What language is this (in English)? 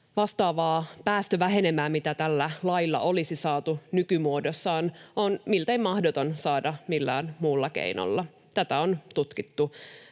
Finnish